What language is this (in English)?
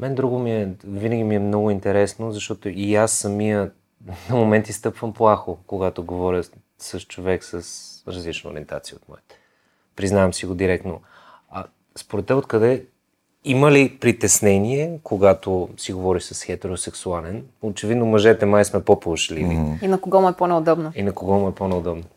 Bulgarian